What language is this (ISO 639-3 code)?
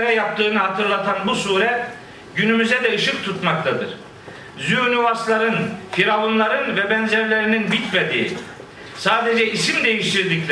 tur